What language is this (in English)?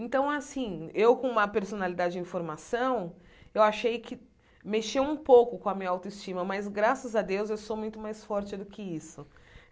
Portuguese